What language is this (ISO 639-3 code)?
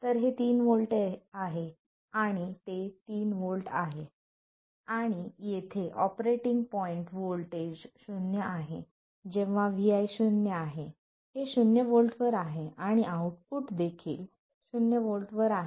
mar